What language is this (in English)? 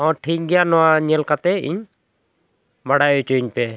Santali